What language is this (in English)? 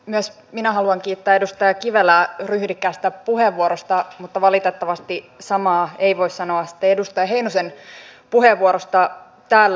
Finnish